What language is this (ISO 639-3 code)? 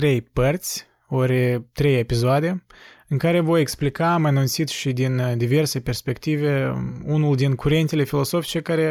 ron